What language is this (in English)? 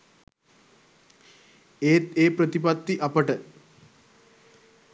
Sinhala